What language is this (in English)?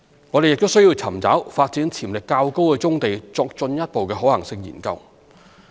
Cantonese